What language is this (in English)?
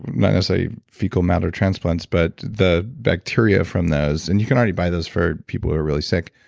English